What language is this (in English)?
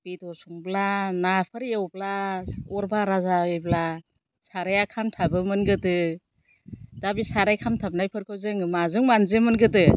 Bodo